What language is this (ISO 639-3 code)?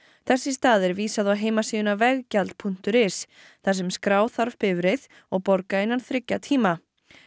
isl